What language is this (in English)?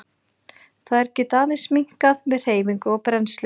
Icelandic